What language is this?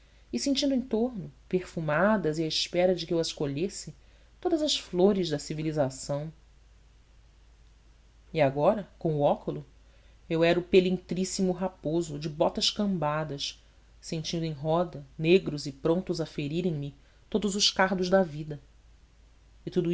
Portuguese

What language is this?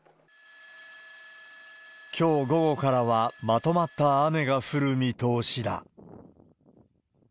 Japanese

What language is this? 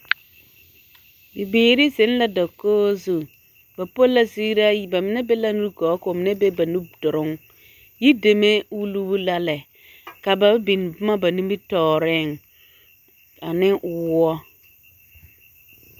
Southern Dagaare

